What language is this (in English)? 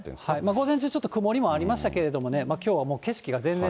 Japanese